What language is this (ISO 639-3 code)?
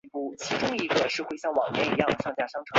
zho